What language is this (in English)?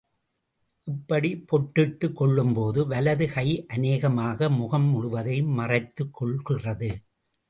Tamil